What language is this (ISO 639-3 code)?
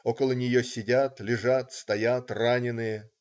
rus